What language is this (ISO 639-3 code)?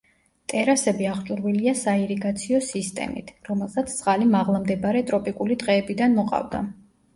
kat